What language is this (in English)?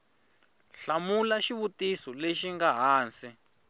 Tsonga